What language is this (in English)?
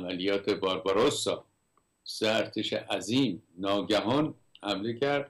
Persian